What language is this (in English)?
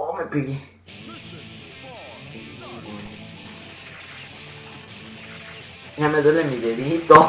Spanish